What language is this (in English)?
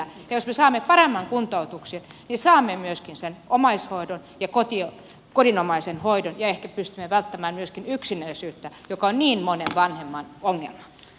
Finnish